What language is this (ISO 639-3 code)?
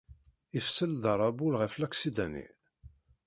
kab